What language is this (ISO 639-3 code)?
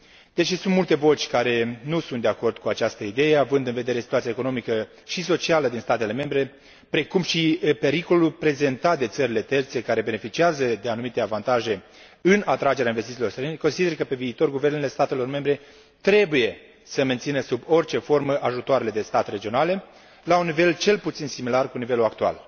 ron